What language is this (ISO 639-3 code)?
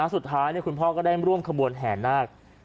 tha